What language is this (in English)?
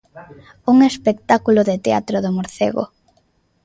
Galician